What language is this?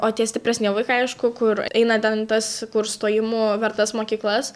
Lithuanian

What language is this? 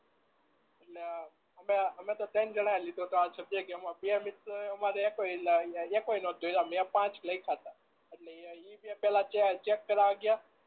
Gujarati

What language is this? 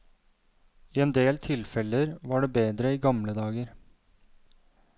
Norwegian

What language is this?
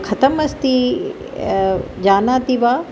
Sanskrit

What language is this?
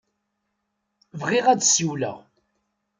Kabyle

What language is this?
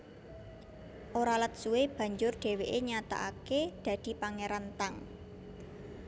Javanese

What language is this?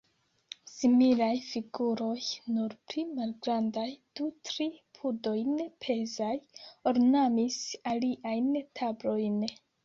Esperanto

